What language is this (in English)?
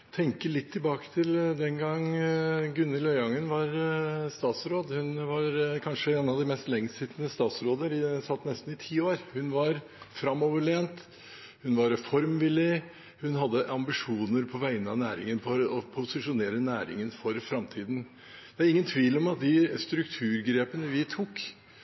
Norwegian Bokmål